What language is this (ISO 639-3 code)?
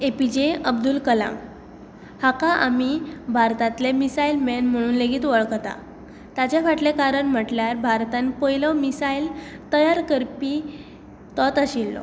kok